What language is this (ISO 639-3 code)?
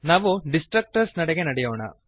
kan